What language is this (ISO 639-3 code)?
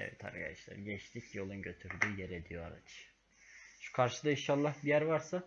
tur